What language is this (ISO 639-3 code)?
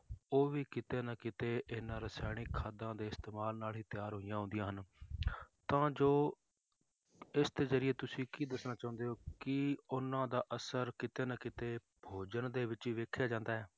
pan